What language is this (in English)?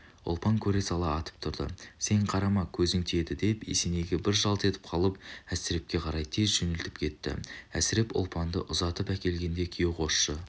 Kazakh